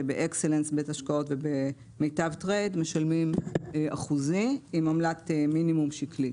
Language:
Hebrew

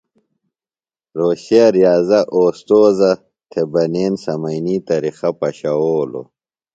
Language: Phalura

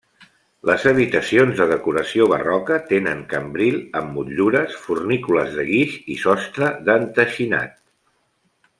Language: Catalan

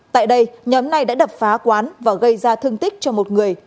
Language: Vietnamese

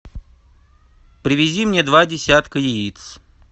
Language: Russian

